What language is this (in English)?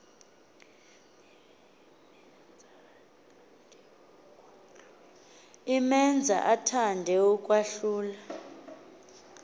Xhosa